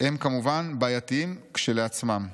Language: Hebrew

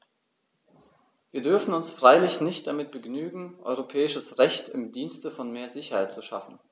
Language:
German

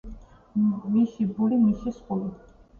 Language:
Georgian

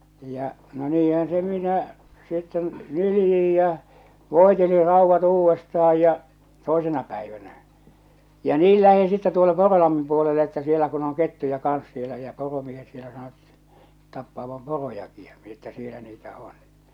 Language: Finnish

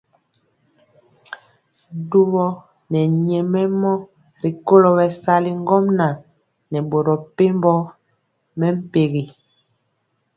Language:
Mpiemo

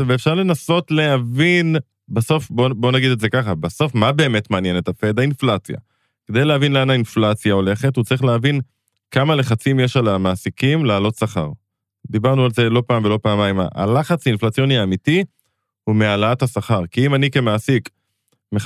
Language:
Hebrew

